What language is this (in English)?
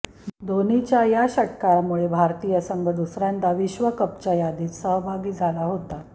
Marathi